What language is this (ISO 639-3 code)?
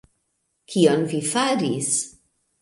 epo